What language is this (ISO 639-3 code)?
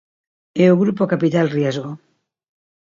glg